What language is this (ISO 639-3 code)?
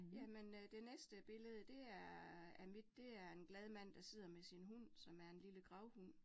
dan